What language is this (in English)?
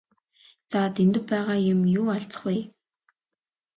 Mongolian